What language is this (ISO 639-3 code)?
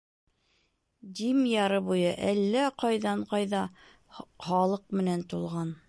bak